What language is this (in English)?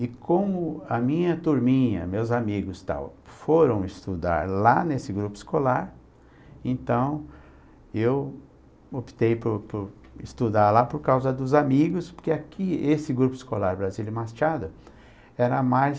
Portuguese